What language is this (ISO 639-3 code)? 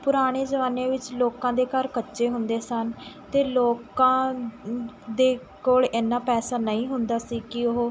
pan